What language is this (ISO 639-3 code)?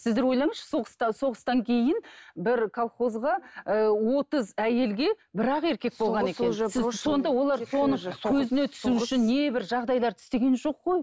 kaz